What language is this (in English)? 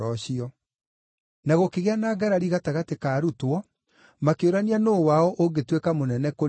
Kikuyu